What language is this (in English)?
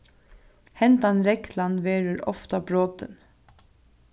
Faroese